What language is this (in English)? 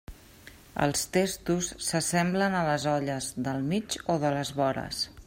Catalan